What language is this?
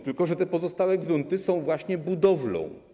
Polish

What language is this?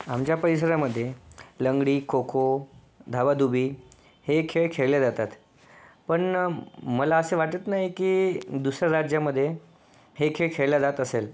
Marathi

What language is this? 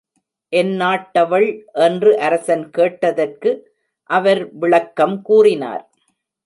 Tamil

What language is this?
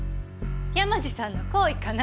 Japanese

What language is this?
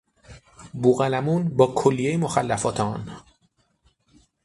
Persian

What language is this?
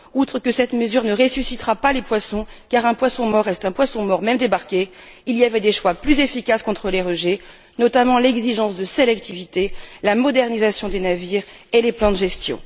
French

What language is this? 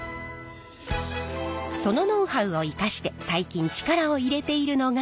Japanese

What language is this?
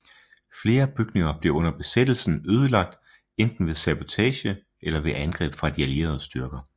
Danish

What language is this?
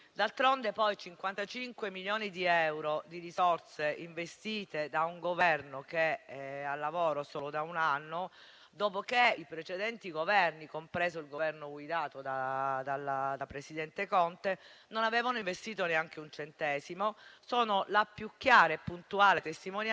Italian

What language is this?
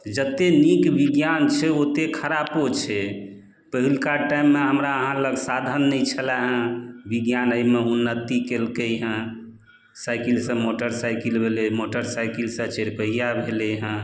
Maithili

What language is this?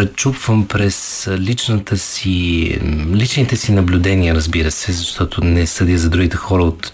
Bulgarian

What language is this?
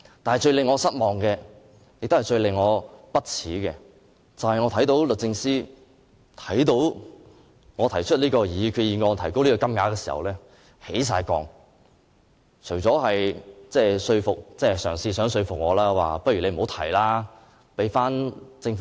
Cantonese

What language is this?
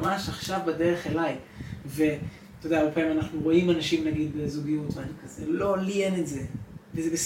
Hebrew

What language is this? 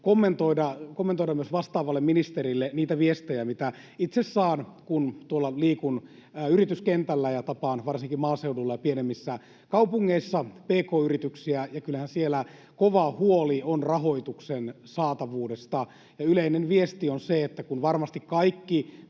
Finnish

